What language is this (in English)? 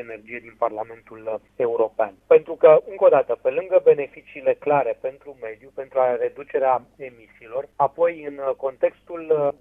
Romanian